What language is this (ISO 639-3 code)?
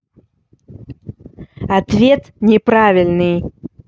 rus